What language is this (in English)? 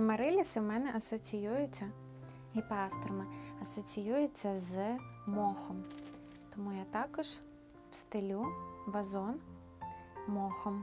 Ukrainian